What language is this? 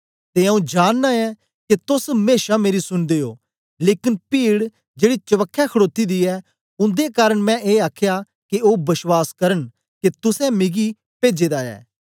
Dogri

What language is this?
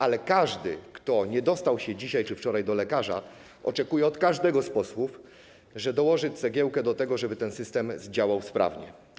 Polish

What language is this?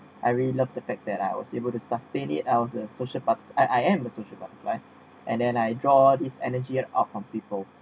English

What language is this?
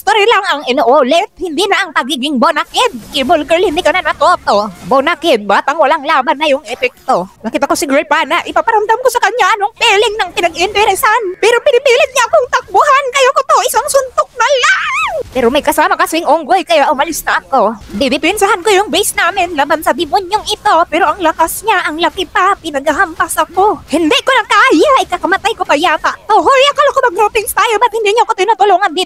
Filipino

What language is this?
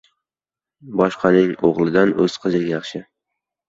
Uzbek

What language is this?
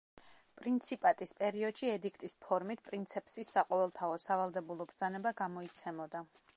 Georgian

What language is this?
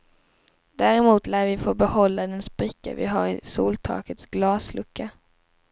Swedish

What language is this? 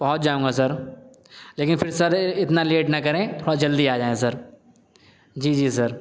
Urdu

